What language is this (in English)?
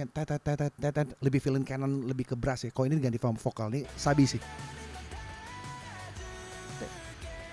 Indonesian